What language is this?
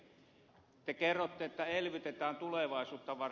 Finnish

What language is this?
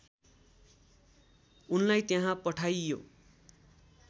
Nepali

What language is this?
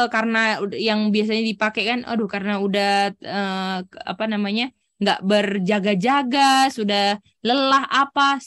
Indonesian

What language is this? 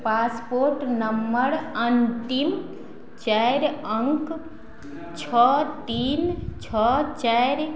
Maithili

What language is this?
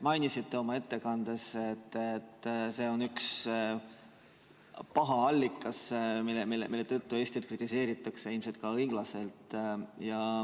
Estonian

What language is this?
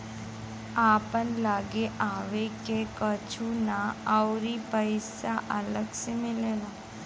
Bhojpuri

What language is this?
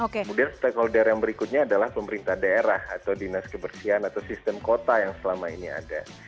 Indonesian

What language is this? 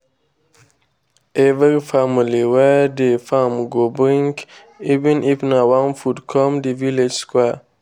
Nigerian Pidgin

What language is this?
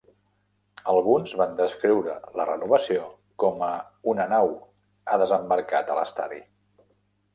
Catalan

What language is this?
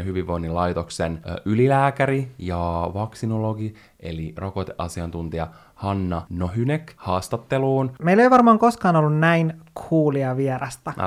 Finnish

